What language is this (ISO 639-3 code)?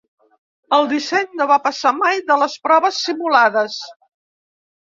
cat